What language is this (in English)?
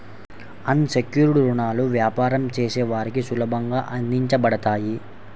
Telugu